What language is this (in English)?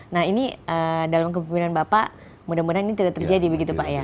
Indonesian